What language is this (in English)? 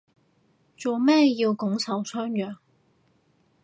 Cantonese